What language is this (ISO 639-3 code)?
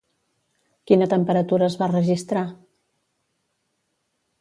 cat